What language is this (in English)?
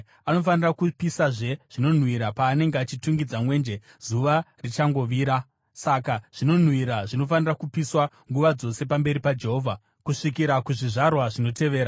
Shona